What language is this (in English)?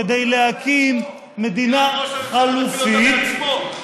Hebrew